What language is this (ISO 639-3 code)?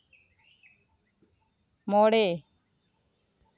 sat